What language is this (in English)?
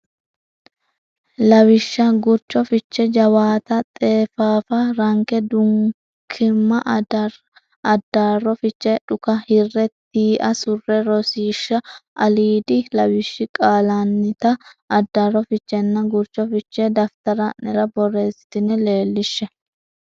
Sidamo